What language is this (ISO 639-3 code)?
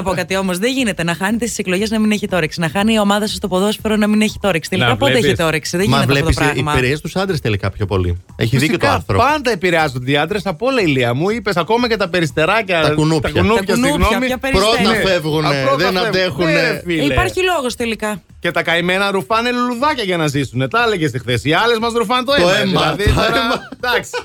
ell